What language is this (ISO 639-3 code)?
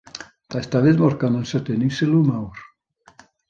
cym